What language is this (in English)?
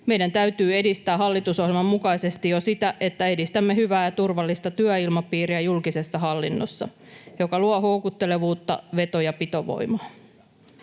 Finnish